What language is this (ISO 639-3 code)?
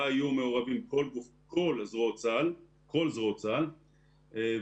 heb